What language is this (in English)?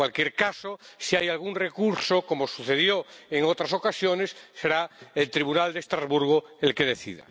Spanish